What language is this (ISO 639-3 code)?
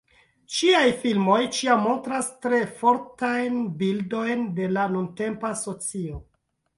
epo